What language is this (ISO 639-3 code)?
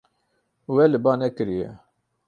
kur